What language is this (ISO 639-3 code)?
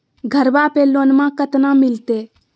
mag